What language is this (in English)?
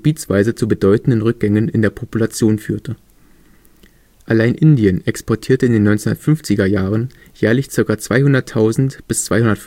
German